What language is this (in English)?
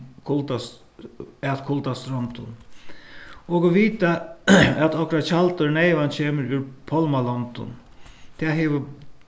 Faroese